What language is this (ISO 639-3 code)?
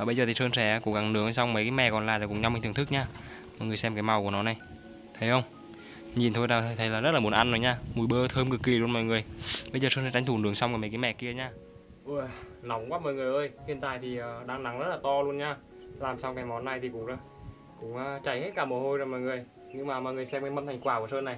vie